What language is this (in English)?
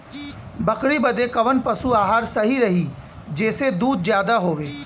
Bhojpuri